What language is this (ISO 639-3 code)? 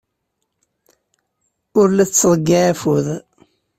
kab